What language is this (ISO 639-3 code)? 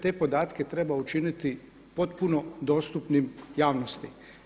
hrv